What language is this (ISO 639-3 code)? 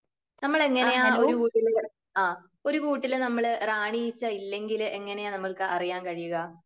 mal